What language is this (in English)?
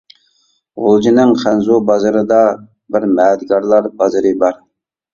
Uyghur